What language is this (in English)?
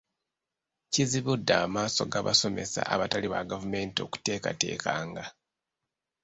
Ganda